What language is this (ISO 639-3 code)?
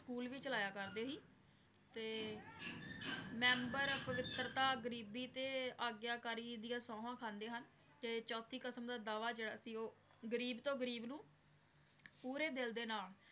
pan